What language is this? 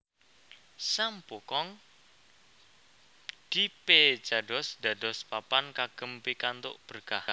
Javanese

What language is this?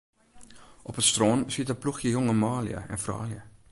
Western Frisian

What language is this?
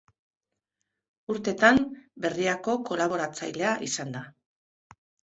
Basque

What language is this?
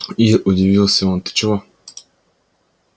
Russian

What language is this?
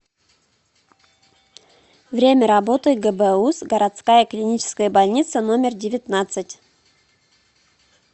Russian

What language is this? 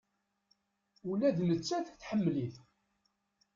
Kabyle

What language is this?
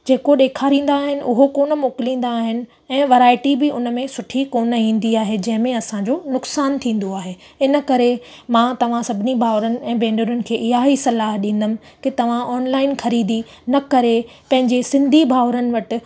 Sindhi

